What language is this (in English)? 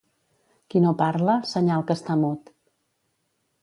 Catalan